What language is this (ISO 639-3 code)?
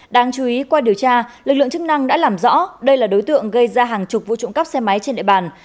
vie